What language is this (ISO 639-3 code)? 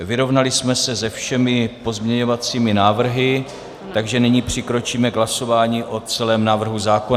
ces